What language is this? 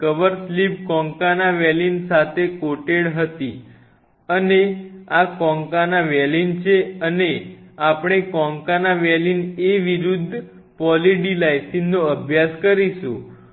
Gujarati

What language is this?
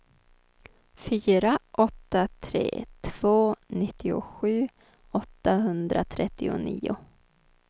Swedish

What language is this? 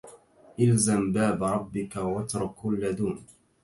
Arabic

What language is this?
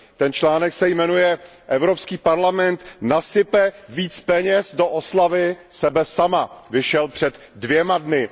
Czech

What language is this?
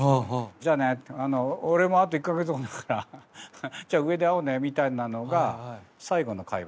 Japanese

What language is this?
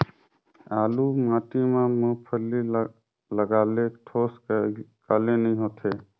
Chhattisgarhi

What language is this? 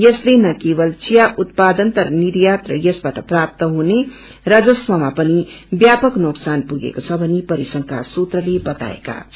Nepali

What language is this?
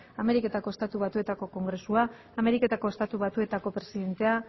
Basque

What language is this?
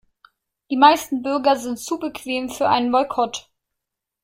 German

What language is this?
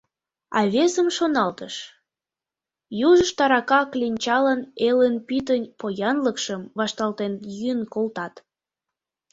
Mari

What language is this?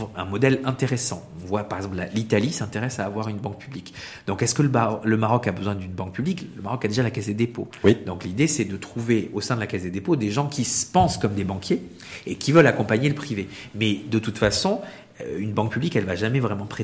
French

